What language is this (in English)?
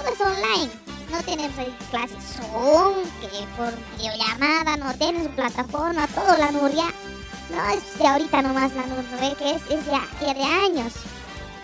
Spanish